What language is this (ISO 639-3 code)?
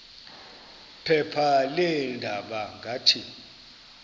xho